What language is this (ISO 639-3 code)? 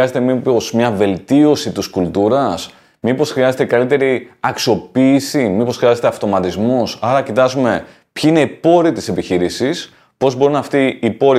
ell